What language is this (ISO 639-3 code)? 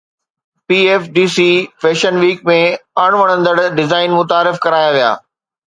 snd